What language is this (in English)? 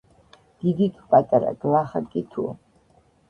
Georgian